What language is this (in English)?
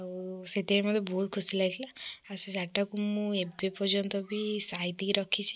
Odia